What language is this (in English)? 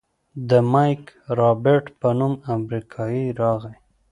Pashto